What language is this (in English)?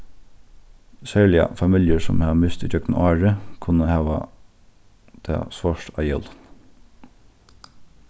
Faroese